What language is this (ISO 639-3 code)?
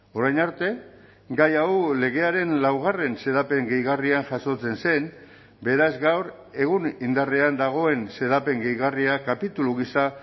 eus